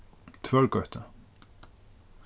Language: Faroese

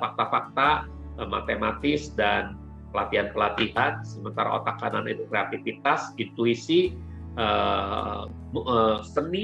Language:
Indonesian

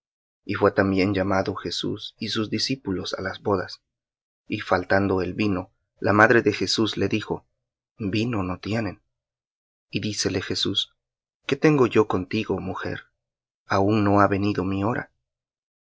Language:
Spanish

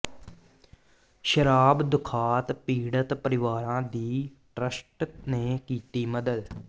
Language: Punjabi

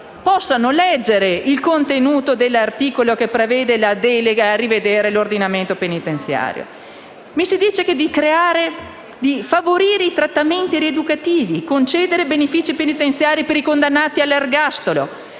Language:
Italian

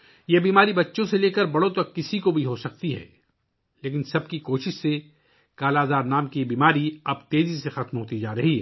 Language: Urdu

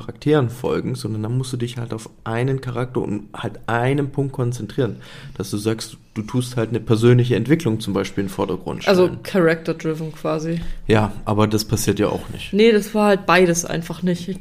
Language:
German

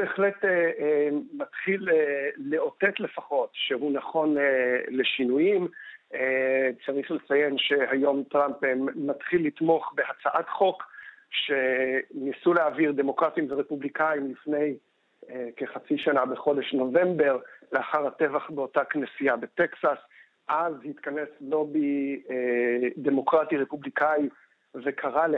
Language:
Hebrew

